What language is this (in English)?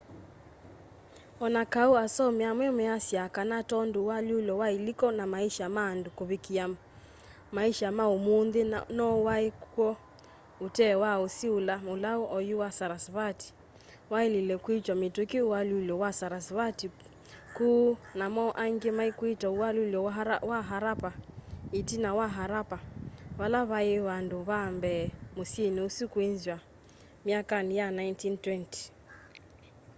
Kamba